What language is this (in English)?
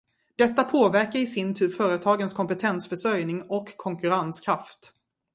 Swedish